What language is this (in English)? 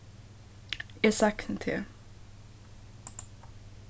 Faroese